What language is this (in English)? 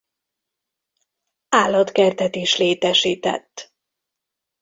Hungarian